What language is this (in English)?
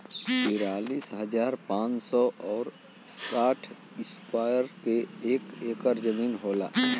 Bhojpuri